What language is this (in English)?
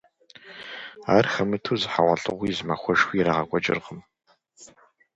Kabardian